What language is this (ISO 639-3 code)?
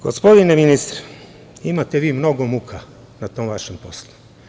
srp